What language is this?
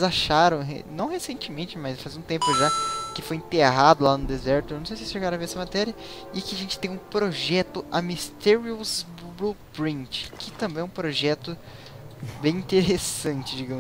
Portuguese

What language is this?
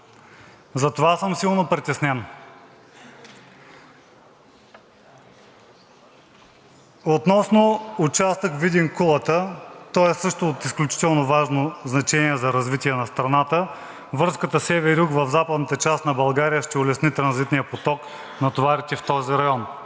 Bulgarian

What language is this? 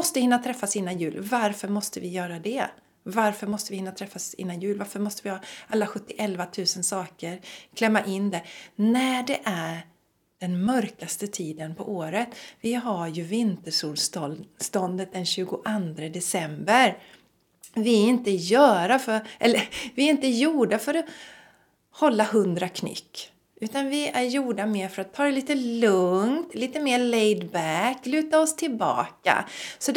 Swedish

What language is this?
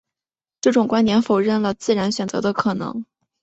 Chinese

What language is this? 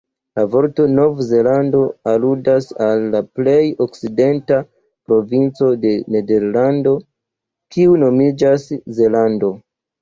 Esperanto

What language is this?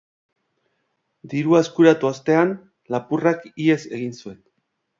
Basque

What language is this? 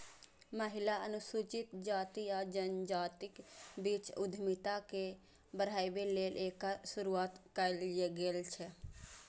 Maithili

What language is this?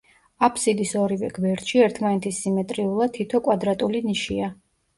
Georgian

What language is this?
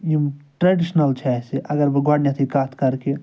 Kashmiri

